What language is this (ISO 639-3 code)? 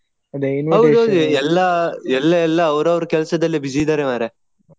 kan